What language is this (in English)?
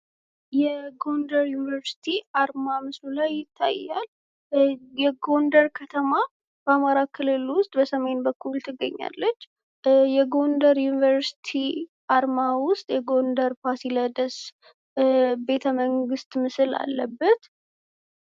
Amharic